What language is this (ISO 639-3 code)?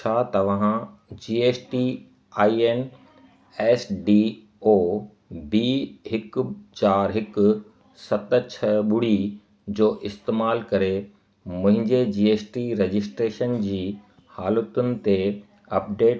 snd